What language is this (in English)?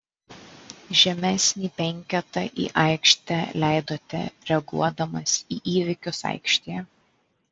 Lithuanian